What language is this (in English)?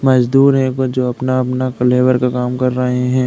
Hindi